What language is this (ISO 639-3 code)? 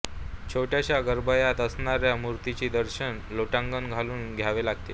mar